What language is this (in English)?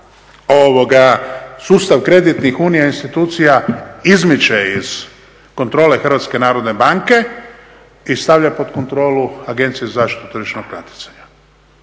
Croatian